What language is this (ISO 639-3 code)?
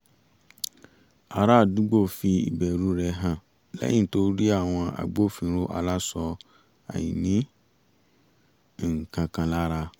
yor